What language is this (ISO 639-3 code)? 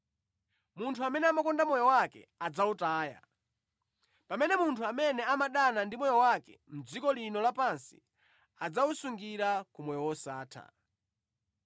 nya